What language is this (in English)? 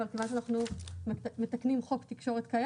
Hebrew